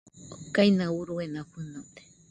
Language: Nüpode Huitoto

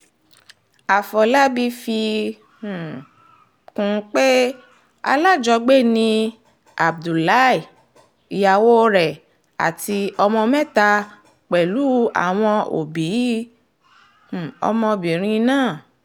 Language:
Yoruba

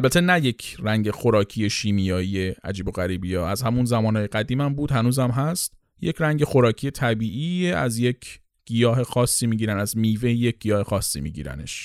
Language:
Persian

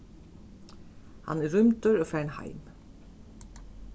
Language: Faroese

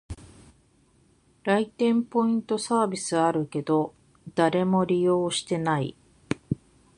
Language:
Japanese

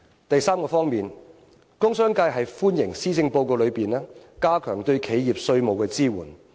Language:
Cantonese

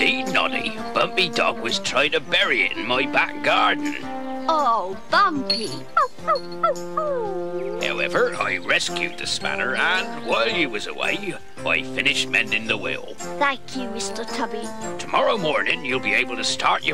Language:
English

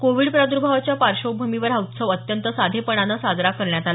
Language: Marathi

